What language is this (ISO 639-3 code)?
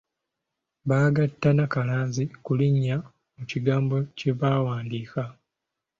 lug